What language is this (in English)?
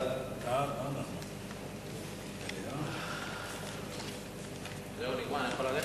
Hebrew